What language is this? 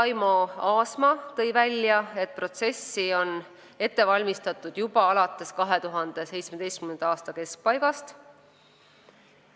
Estonian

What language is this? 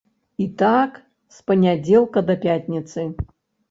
Belarusian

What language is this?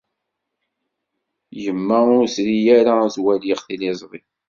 Kabyle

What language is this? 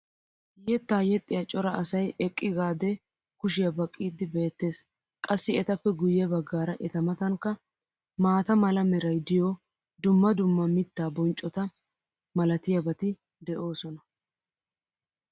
Wolaytta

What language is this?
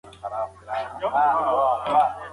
Pashto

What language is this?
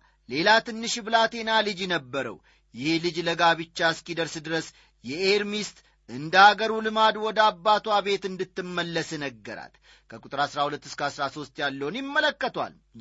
Amharic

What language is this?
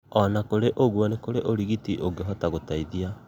Kikuyu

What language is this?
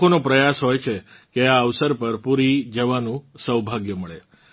Gujarati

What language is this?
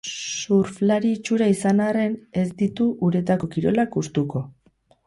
Basque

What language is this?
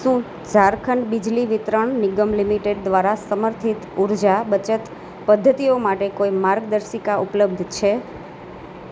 Gujarati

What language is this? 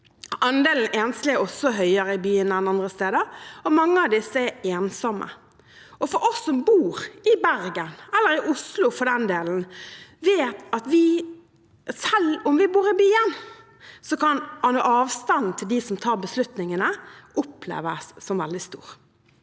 Norwegian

